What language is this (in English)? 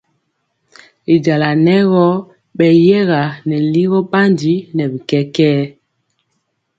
Mpiemo